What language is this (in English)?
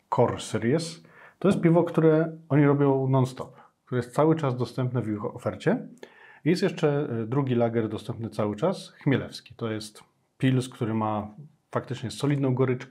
Polish